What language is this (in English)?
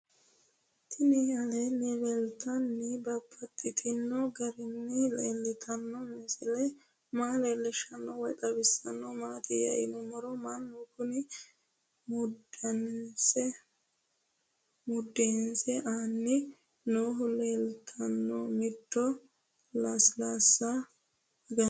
Sidamo